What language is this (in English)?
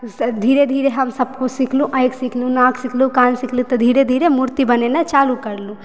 Maithili